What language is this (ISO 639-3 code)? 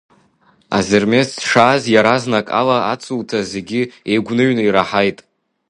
abk